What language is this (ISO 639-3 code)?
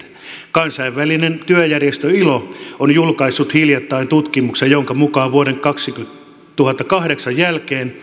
fin